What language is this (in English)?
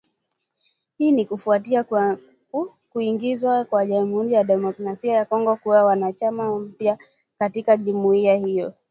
Swahili